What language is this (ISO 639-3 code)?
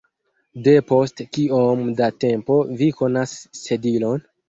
epo